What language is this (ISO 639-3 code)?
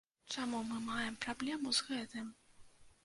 bel